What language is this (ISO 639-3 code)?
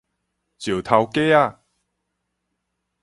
nan